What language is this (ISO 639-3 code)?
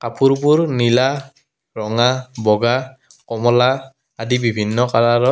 asm